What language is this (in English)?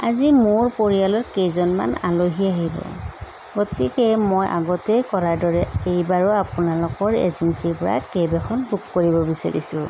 Assamese